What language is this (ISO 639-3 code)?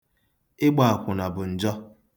ibo